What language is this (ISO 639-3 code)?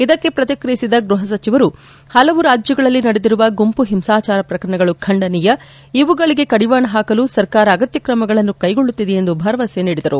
kan